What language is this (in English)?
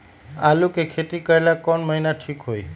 Magahi